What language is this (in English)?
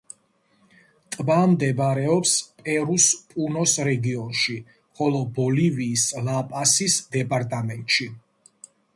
Georgian